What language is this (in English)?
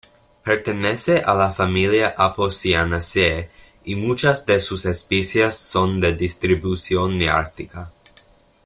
Spanish